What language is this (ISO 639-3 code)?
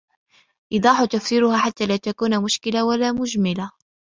ara